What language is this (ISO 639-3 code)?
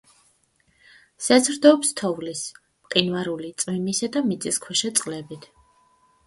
kat